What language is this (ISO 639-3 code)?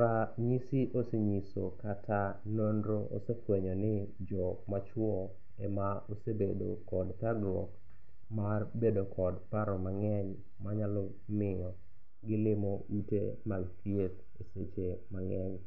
luo